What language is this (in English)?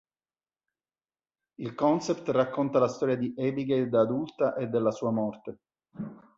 Italian